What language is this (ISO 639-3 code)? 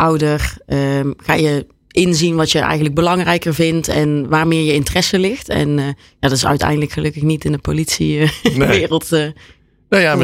nld